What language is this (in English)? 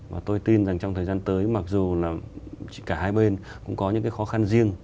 Vietnamese